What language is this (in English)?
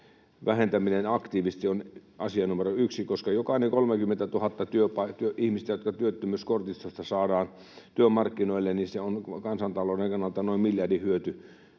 Finnish